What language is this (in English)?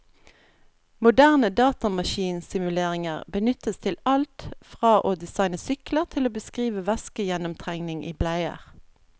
Norwegian